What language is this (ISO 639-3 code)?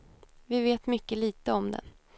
swe